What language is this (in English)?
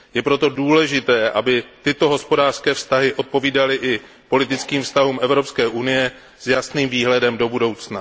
Czech